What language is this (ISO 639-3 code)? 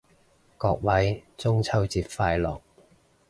yue